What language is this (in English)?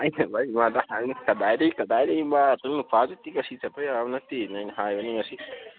Manipuri